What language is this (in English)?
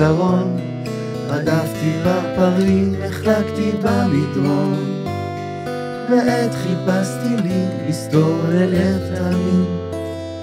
Hebrew